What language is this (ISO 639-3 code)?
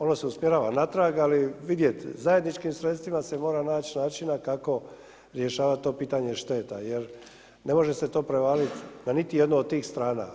hrv